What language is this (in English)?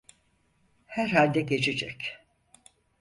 Turkish